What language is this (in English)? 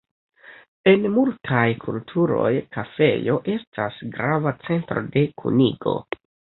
Esperanto